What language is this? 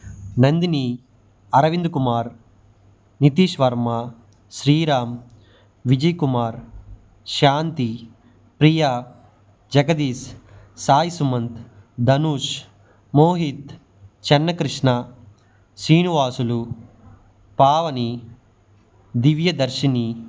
Telugu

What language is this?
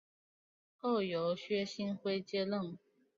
Chinese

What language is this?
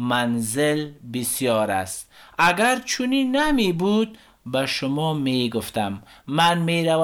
Persian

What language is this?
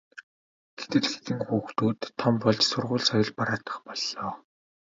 Mongolian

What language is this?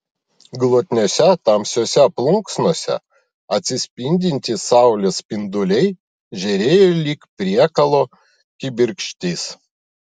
Lithuanian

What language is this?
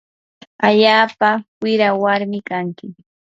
Yanahuanca Pasco Quechua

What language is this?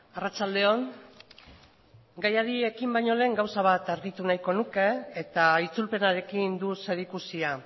Basque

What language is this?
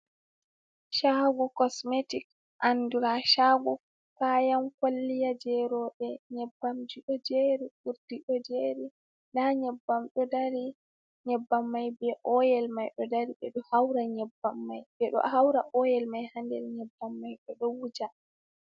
Fula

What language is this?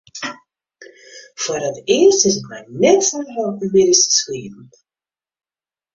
Western Frisian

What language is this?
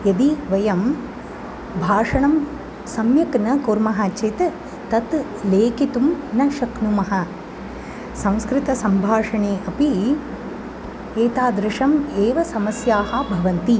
Sanskrit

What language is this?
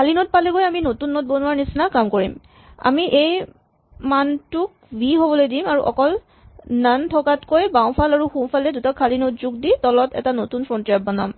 Assamese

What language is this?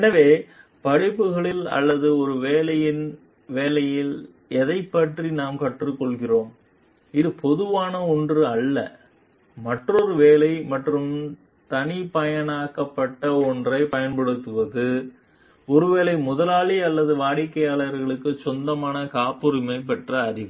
Tamil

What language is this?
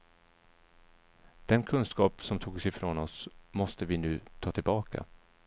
Swedish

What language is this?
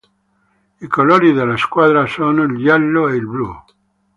Italian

